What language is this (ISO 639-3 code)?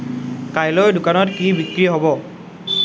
asm